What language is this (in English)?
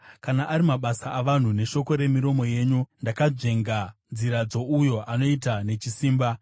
Shona